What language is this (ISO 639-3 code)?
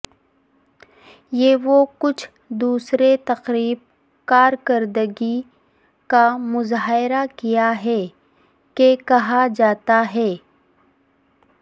urd